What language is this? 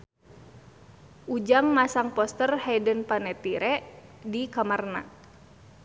Sundanese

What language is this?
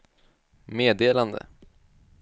Swedish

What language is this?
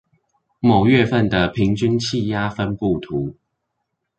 Chinese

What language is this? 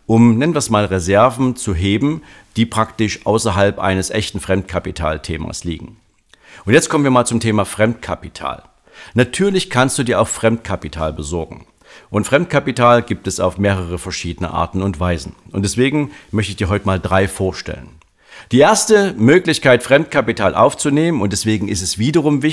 German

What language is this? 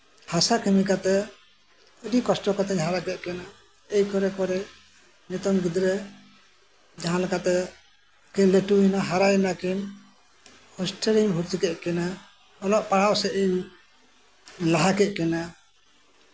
Santali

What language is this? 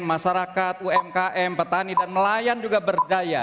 Indonesian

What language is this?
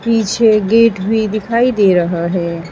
Hindi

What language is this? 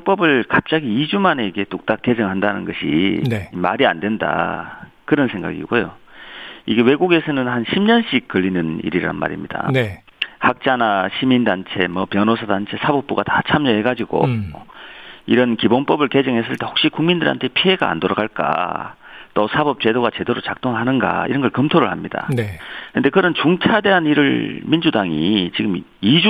Korean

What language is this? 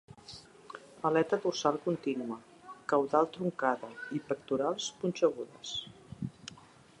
Catalan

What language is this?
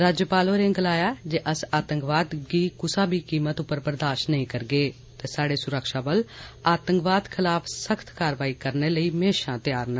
Dogri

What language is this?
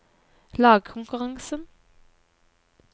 Norwegian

